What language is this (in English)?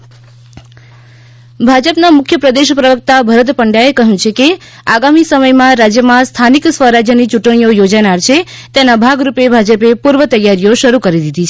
Gujarati